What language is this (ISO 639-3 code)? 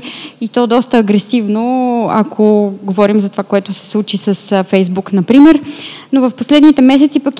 bul